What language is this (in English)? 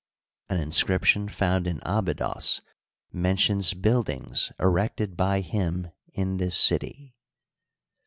English